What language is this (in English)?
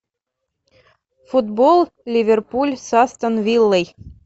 Russian